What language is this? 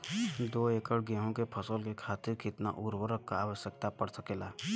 Bhojpuri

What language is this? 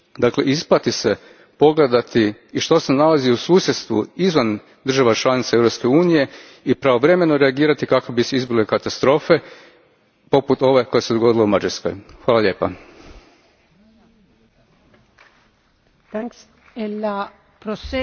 Croatian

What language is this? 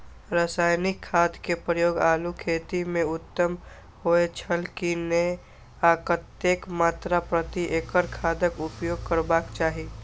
Maithili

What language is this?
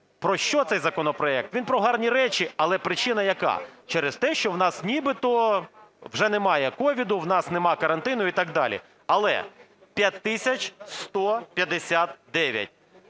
Ukrainian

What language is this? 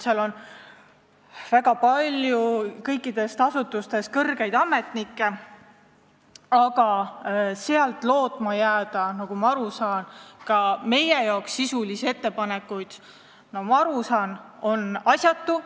Estonian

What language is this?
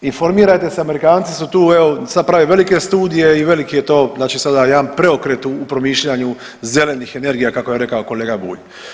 Croatian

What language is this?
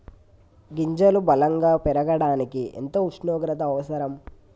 Telugu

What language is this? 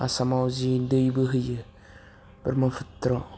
Bodo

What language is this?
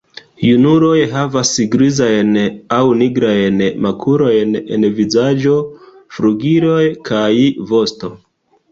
Esperanto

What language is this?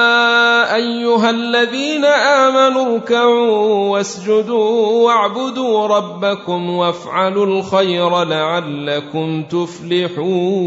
Arabic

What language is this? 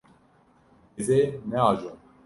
Kurdish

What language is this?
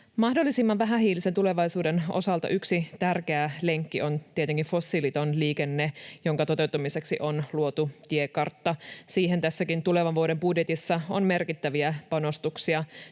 Finnish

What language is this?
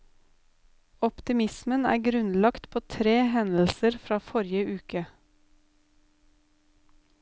Norwegian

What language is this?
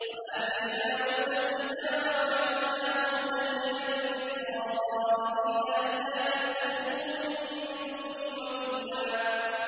Arabic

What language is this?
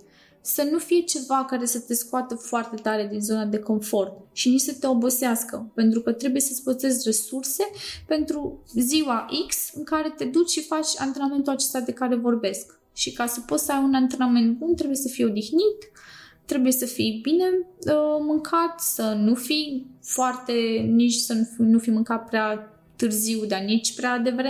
Romanian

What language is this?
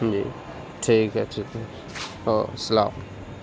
Urdu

